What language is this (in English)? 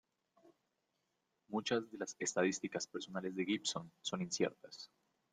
Spanish